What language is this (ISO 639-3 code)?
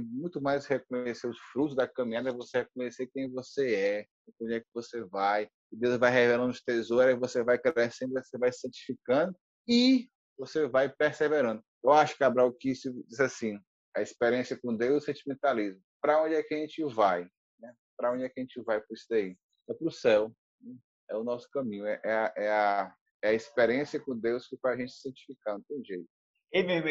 por